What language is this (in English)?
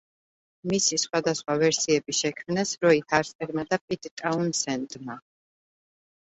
Georgian